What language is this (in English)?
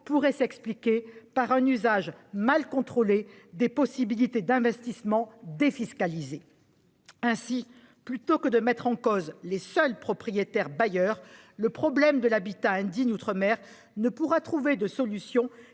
French